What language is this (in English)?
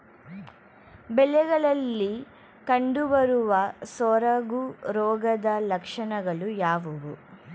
Kannada